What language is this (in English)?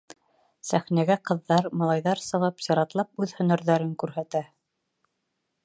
Bashkir